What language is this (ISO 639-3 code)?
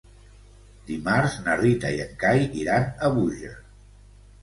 cat